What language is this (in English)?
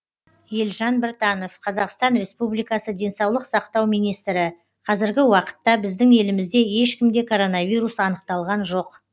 Kazakh